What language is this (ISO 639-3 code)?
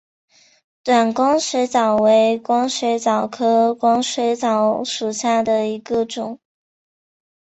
zho